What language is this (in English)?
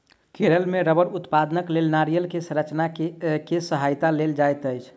Maithili